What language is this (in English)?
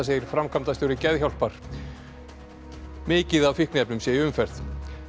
Icelandic